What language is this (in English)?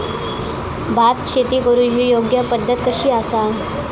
Marathi